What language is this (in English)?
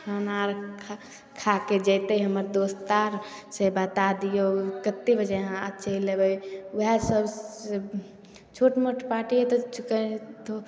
Maithili